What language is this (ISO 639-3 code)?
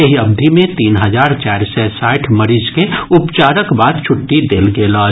mai